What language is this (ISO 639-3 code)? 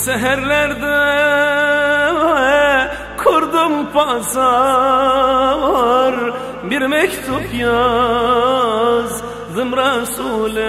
tur